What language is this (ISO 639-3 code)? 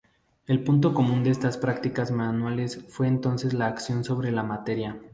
spa